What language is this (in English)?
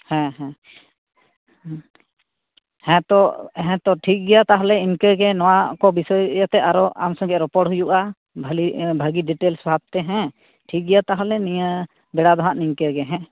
Santali